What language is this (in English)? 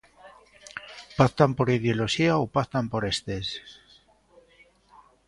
Galician